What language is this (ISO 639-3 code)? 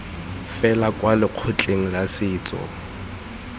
tsn